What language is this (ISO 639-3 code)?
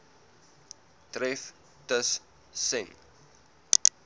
afr